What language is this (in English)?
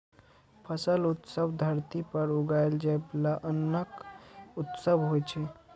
Maithili